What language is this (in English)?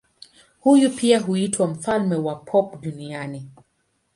Swahili